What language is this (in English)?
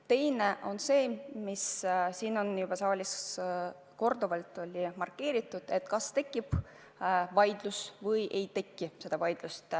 Estonian